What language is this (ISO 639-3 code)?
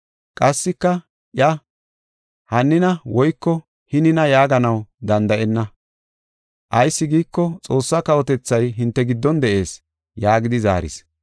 gof